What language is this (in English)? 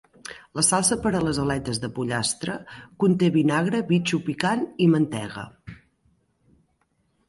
Catalan